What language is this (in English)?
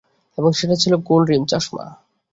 Bangla